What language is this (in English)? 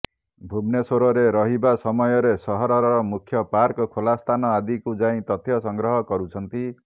Odia